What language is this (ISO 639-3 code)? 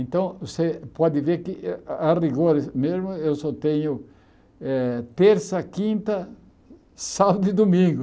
por